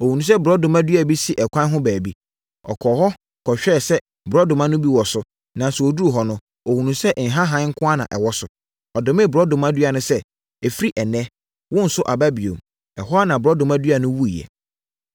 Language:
Akan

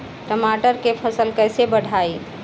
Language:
Bhojpuri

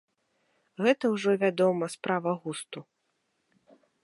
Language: Belarusian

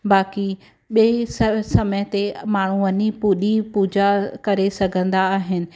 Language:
Sindhi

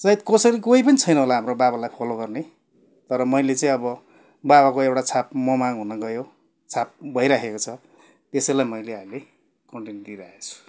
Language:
Nepali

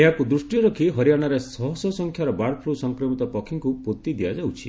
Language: Odia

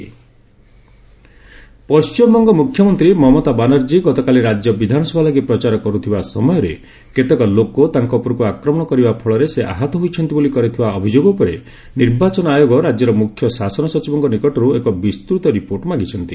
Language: Odia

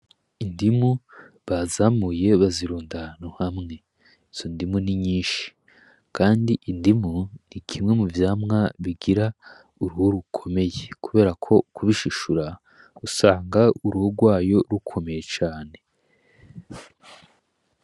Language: Rundi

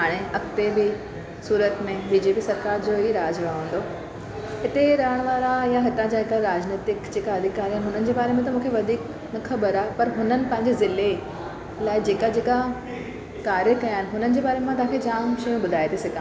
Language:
Sindhi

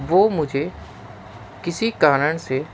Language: Urdu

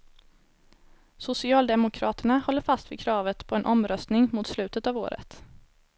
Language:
Swedish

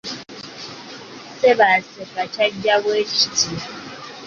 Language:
Ganda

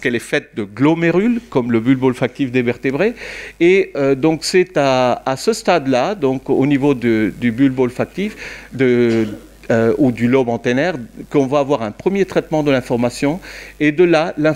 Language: French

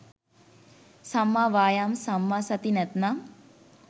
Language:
Sinhala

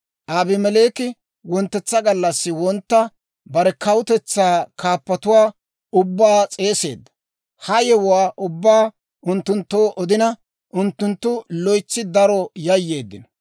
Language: Dawro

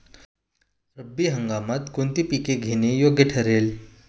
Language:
Marathi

